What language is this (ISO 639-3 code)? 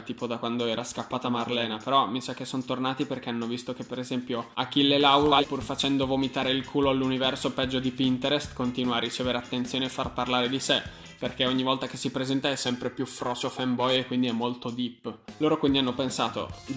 ita